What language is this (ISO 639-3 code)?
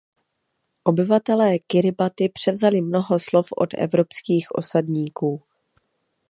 ces